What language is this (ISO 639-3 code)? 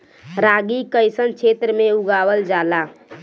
bho